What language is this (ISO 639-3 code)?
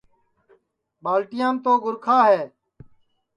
ssi